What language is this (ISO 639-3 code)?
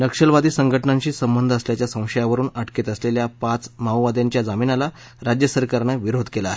mar